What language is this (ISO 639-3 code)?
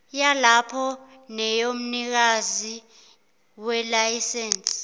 zul